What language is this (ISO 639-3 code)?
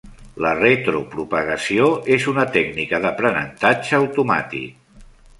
cat